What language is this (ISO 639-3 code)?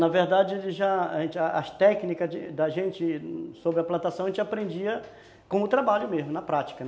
por